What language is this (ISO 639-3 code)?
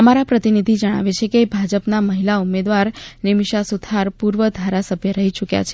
guj